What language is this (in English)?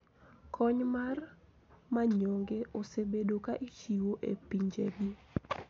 Luo (Kenya and Tanzania)